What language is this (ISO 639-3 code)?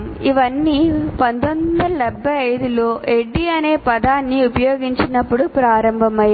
tel